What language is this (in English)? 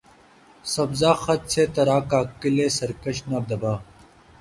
Urdu